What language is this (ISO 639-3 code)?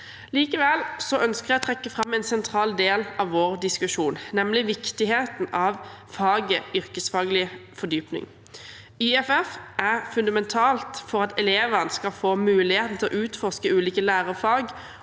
nor